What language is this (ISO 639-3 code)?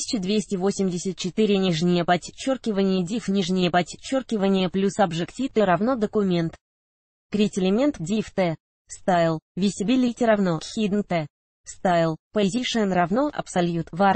rus